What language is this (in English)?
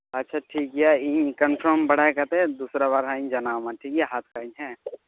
Santali